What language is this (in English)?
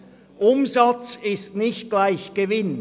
Swiss German